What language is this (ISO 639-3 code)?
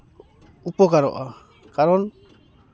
sat